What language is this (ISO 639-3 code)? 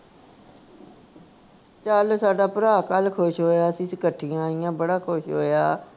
pan